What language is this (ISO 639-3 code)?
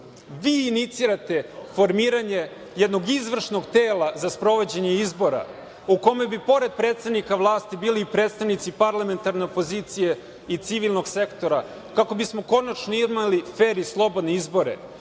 srp